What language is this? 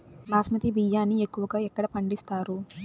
Telugu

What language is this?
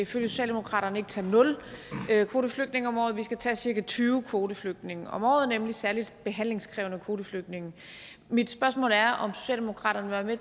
Danish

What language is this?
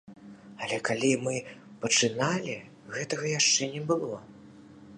Belarusian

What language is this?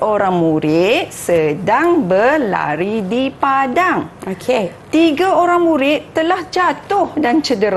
Malay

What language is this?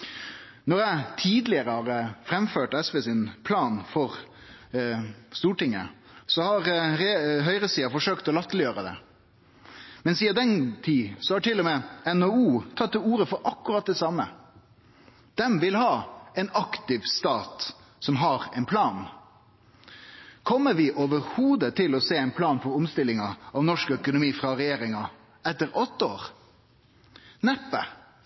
Norwegian Nynorsk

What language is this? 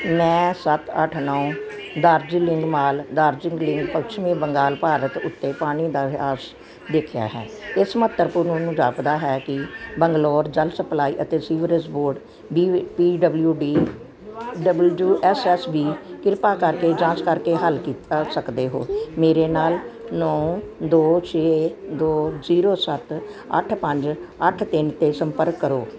Punjabi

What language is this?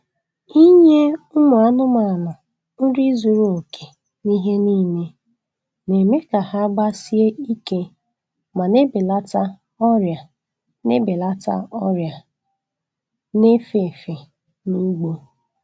Igbo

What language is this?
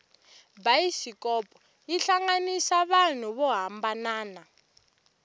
Tsonga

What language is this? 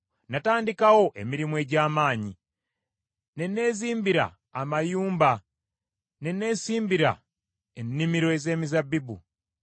Ganda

